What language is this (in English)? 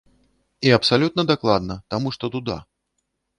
Belarusian